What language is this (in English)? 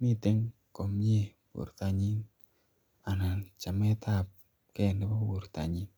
Kalenjin